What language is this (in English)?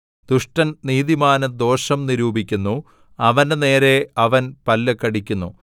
Malayalam